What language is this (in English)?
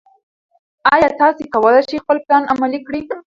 Pashto